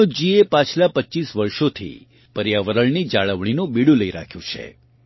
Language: Gujarati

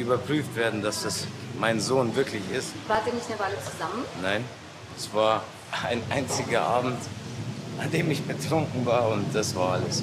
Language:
German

